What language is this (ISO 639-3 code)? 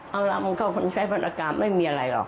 tha